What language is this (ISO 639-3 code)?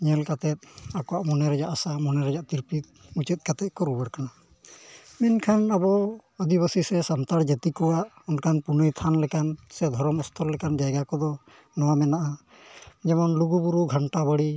sat